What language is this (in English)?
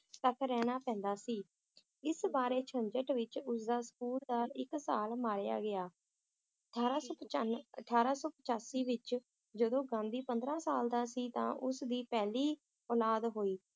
Punjabi